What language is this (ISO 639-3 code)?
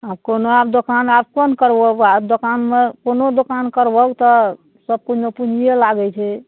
mai